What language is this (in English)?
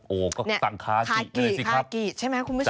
Thai